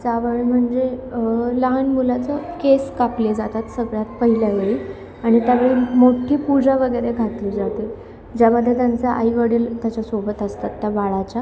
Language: Marathi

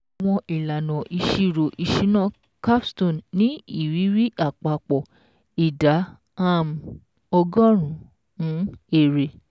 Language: Yoruba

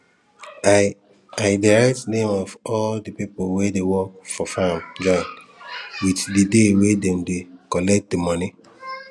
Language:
Nigerian Pidgin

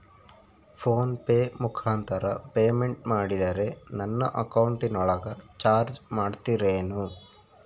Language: Kannada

